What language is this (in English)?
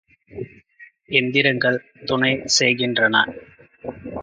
Tamil